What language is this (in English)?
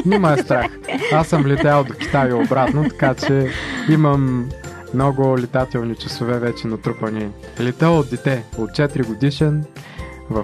Bulgarian